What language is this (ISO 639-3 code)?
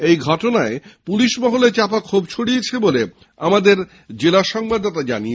ben